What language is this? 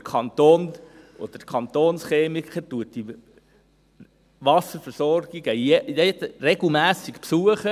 Swiss German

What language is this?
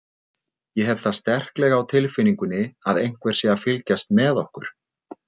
Icelandic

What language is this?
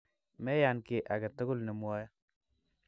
Kalenjin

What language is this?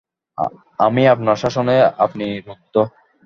Bangla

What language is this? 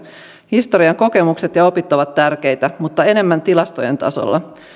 Finnish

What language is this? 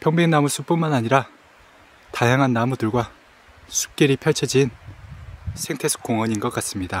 Korean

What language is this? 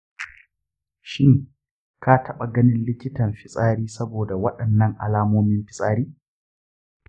Hausa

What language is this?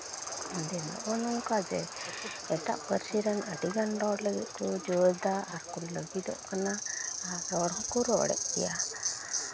Santali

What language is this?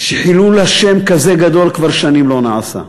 Hebrew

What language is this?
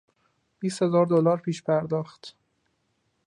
Persian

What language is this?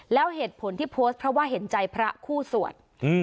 Thai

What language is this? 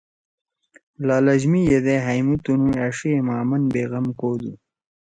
Torwali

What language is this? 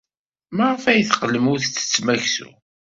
Kabyle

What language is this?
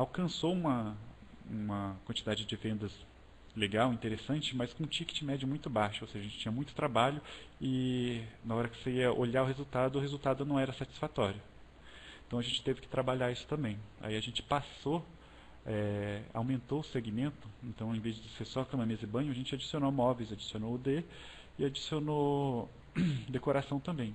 Portuguese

